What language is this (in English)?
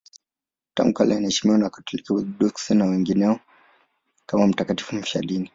Swahili